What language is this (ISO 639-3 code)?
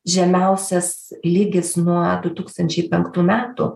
lit